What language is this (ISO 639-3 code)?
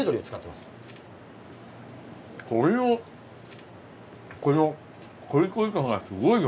jpn